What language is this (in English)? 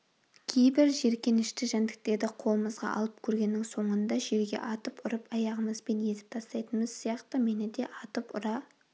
Kazakh